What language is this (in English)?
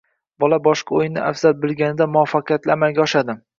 Uzbek